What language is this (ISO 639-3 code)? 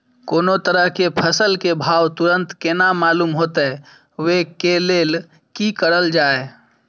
mai